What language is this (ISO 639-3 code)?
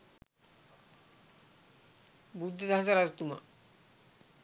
sin